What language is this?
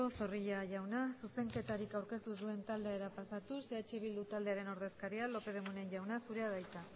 Basque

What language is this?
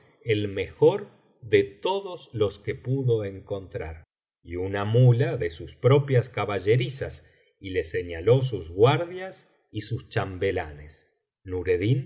Spanish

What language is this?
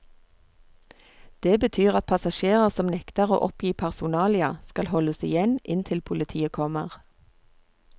Norwegian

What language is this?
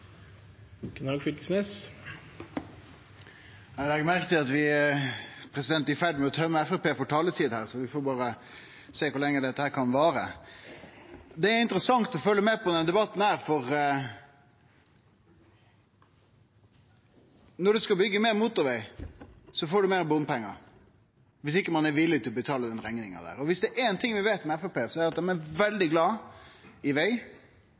Norwegian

